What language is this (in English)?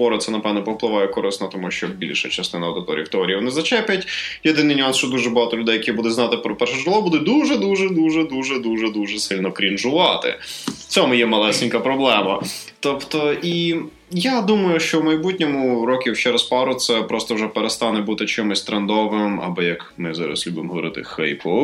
Ukrainian